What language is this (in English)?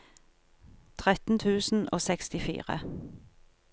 Norwegian